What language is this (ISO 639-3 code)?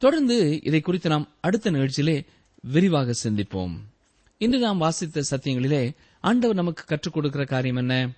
tam